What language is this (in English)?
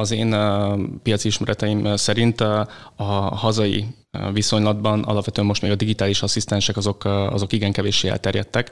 Hungarian